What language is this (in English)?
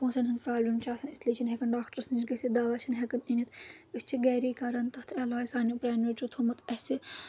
Kashmiri